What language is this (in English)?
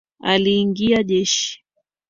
Swahili